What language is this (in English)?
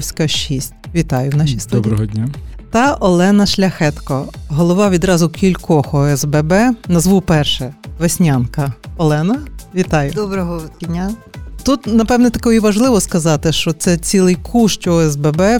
Ukrainian